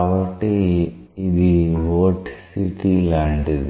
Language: Telugu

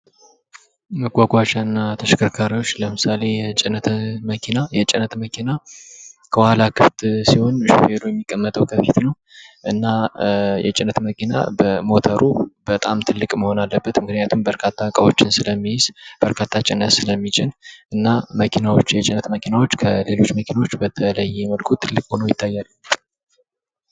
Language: Amharic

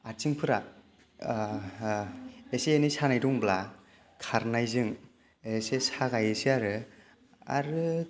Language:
Bodo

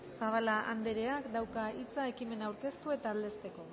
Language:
Basque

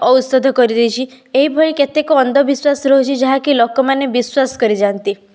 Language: Odia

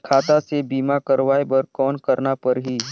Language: Chhattisgarhi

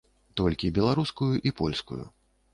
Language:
Belarusian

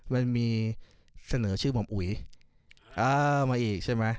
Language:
Thai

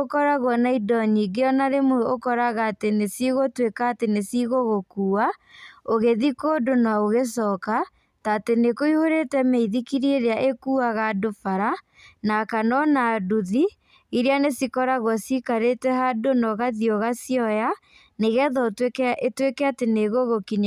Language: Kikuyu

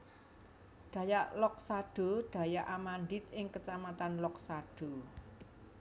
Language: Javanese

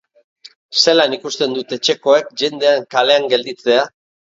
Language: Basque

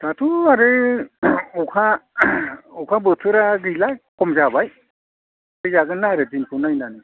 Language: Bodo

